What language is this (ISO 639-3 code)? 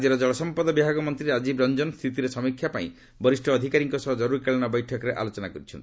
ori